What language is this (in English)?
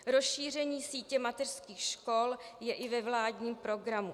Czech